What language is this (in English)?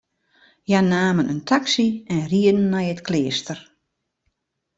Western Frisian